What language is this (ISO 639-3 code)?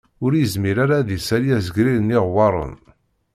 kab